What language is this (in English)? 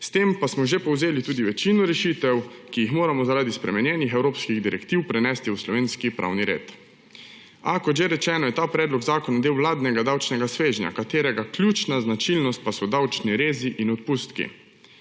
Slovenian